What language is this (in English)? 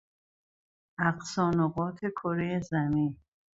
Persian